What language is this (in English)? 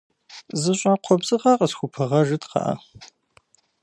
Kabardian